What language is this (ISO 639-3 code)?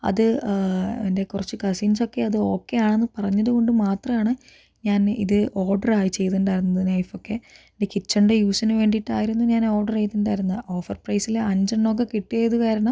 mal